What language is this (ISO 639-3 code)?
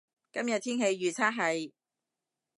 yue